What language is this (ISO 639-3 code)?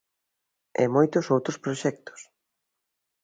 glg